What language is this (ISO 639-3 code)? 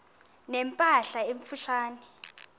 xho